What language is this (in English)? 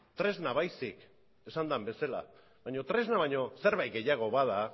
Basque